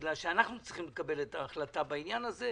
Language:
Hebrew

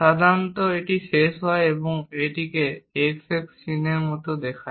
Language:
Bangla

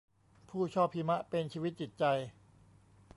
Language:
Thai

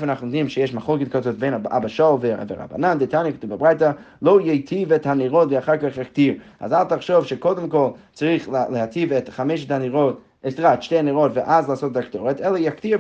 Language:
Hebrew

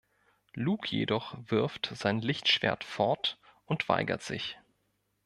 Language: German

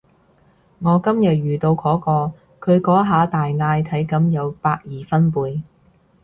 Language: Cantonese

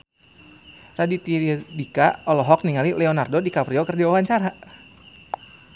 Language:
Sundanese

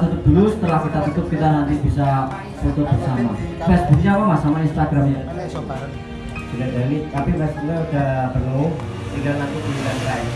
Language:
Indonesian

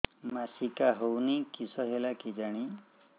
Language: Odia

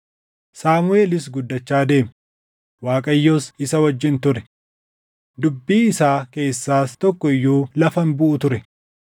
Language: Oromo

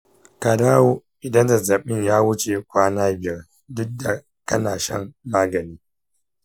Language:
Hausa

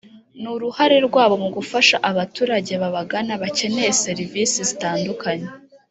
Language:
Kinyarwanda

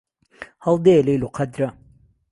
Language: Central Kurdish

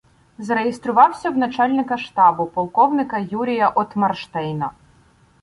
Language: Ukrainian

